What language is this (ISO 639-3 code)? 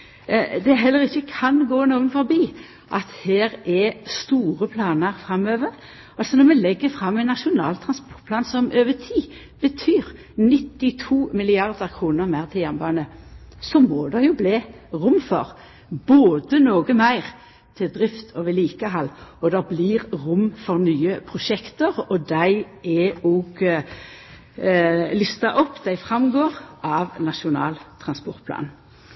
nno